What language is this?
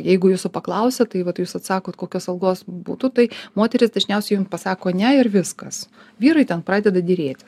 Lithuanian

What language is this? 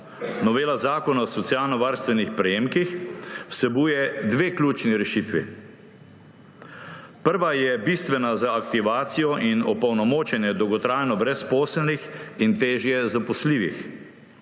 Slovenian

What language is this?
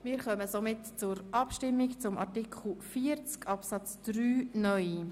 Swiss German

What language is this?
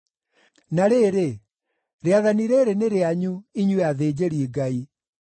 Kikuyu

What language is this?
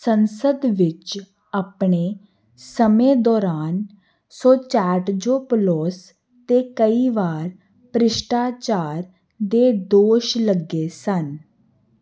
Punjabi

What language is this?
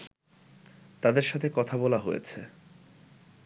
Bangla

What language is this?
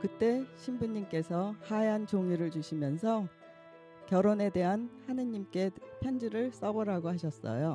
Korean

